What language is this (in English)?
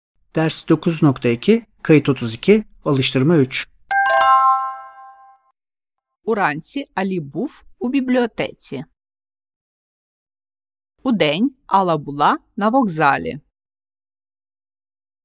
Ukrainian